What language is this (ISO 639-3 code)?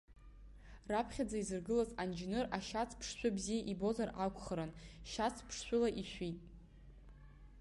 abk